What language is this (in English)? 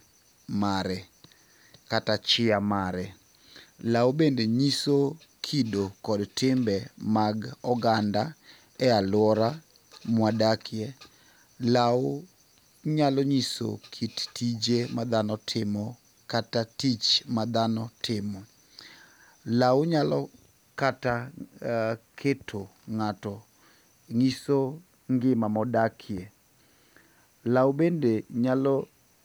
Luo (Kenya and Tanzania)